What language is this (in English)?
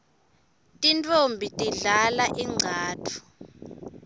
Swati